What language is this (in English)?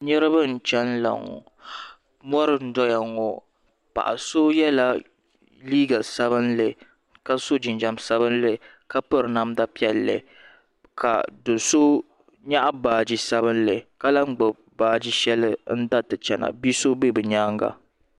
Dagbani